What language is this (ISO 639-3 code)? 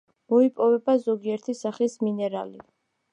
kat